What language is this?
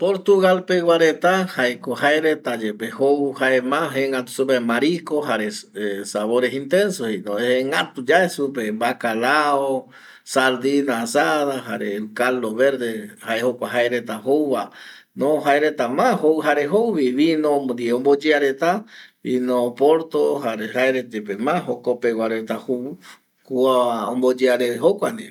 Eastern Bolivian Guaraní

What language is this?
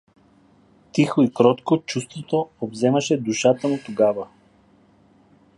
Bulgarian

